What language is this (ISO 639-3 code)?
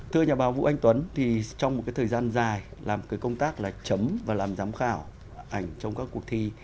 vie